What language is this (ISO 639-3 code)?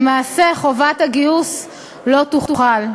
heb